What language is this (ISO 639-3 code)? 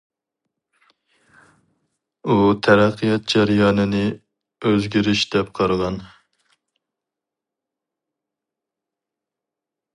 uig